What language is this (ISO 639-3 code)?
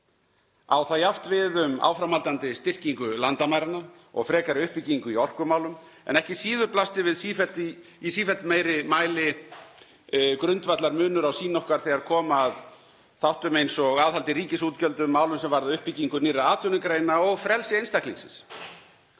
isl